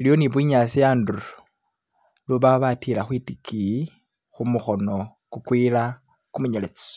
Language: Masaaba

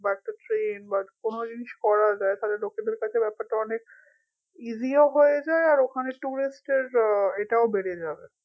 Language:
Bangla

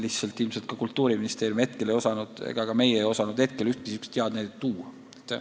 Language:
Estonian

